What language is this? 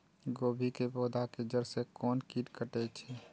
Maithili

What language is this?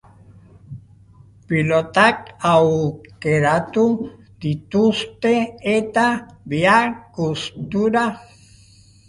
Basque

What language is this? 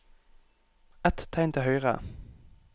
Norwegian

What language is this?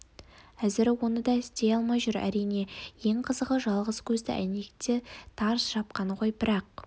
Kazakh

